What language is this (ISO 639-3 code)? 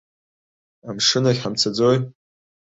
abk